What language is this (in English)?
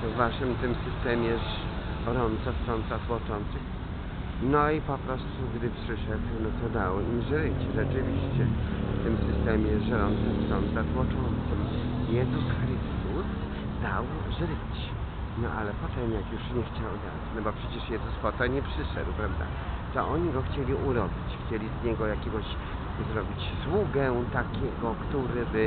Polish